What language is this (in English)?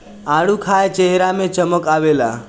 Bhojpuri